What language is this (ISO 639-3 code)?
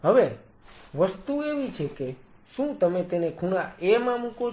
guj